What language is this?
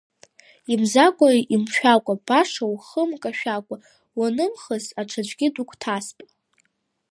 Abkhazian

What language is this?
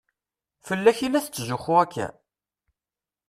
Kabyle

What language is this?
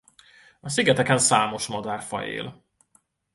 Hungarian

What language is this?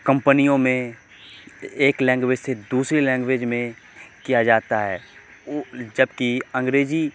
Urdu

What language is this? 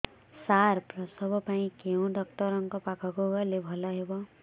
Odia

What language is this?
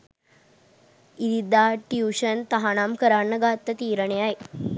Sinhala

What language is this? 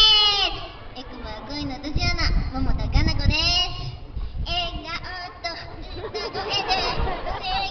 Japanese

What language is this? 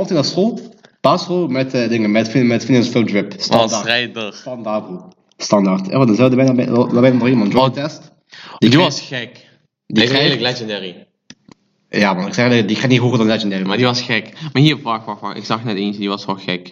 Dutch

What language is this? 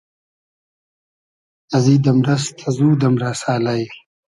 Hazaragi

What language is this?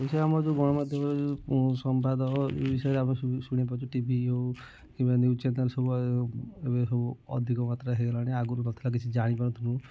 Odia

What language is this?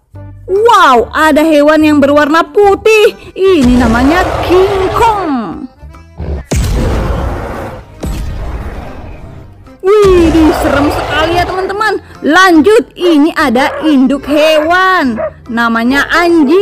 Indonesian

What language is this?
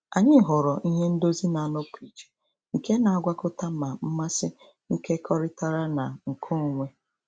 Igbo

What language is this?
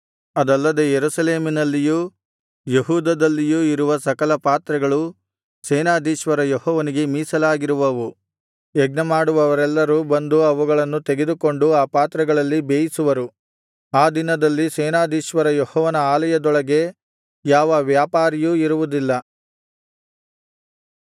Kannada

